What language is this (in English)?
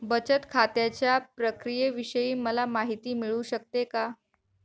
Marathi